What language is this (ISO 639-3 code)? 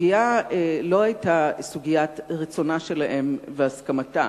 heb